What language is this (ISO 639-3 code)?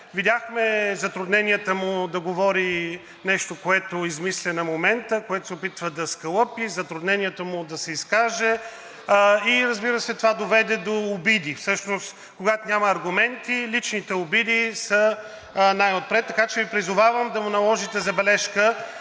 bul